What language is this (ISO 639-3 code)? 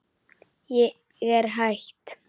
isl